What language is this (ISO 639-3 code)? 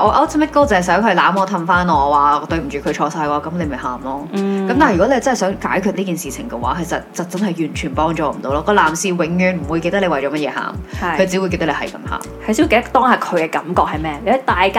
zho